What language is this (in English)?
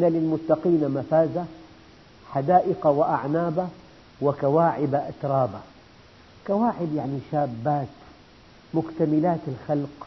Arabic